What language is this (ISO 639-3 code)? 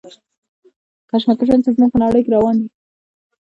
pus